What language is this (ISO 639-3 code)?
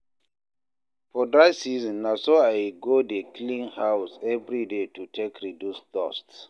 pcm